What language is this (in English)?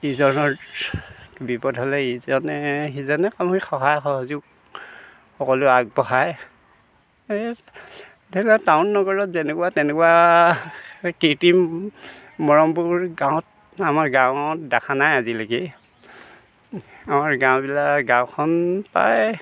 Assamese